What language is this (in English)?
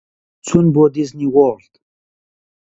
Central Kurdish